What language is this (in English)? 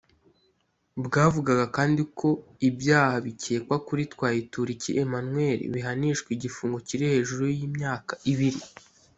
Kinyarwanda